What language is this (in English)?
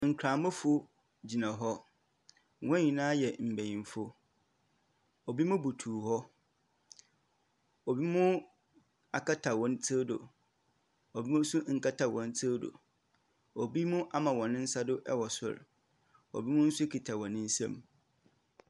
Akan